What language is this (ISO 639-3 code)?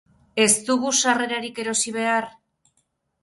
eus